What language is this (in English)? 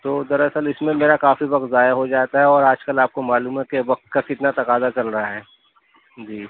Urdu